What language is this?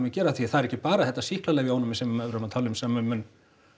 Icelandic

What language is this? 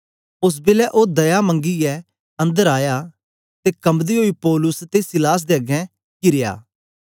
Dogri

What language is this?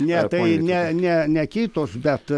Lithuanian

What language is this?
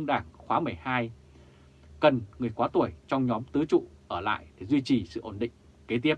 Vietnamese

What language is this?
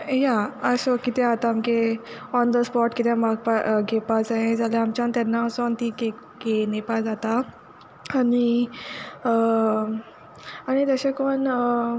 Konkani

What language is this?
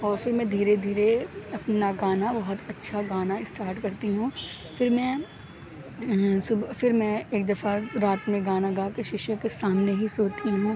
Urdu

